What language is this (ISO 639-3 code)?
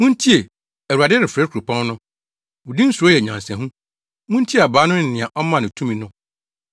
aka